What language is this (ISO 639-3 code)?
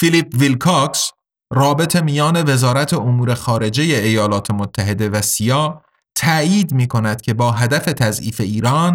fas